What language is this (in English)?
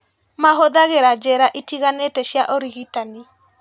Kikuyu